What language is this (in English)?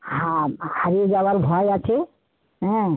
Bangla